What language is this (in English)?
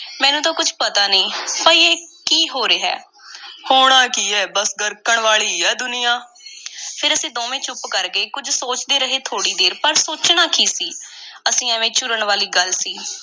Punjabi